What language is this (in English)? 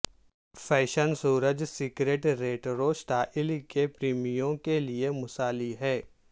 Urdu